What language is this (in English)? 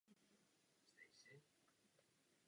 Czech